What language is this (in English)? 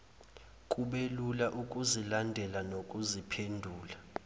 Zulu